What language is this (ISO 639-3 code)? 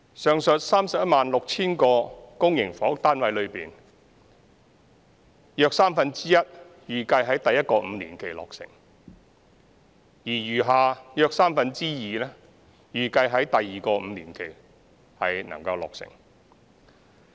yue